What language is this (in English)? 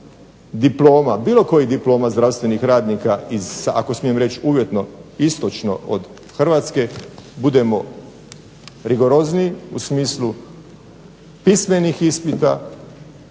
Croatian